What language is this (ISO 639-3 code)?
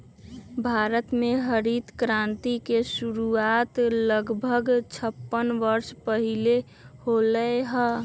mag